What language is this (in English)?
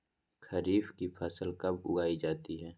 Magahi